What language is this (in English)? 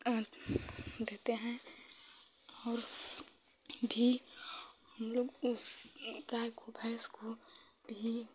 Hindi